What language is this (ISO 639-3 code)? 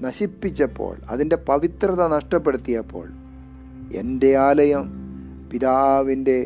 mal